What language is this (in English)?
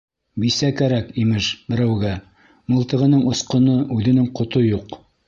Bashkir